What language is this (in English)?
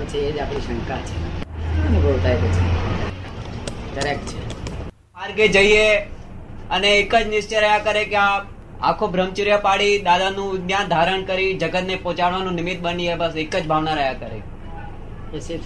Gujarati